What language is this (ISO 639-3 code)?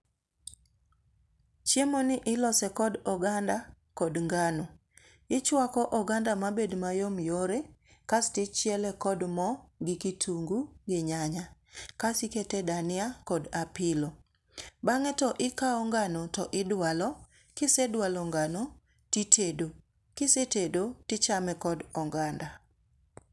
luo